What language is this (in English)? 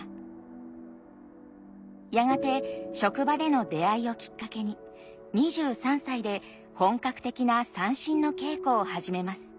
Japanese